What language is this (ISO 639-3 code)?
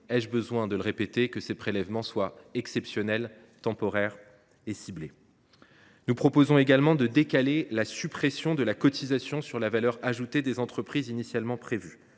fra